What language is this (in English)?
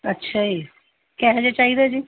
Punjabi